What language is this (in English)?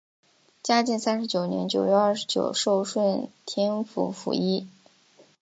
Chinese